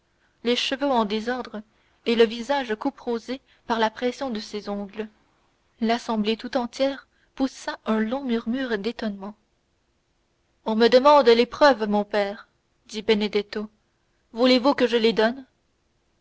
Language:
French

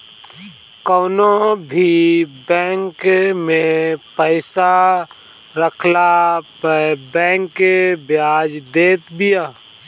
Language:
Bhojpuri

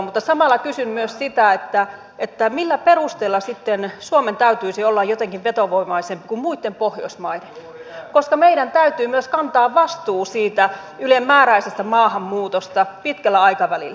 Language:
Finnish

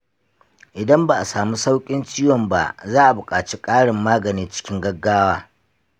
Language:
Hausa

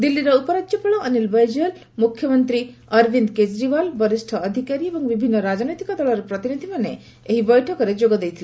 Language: Odia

